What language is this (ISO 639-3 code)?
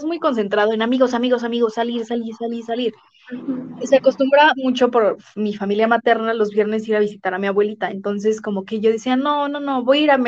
spa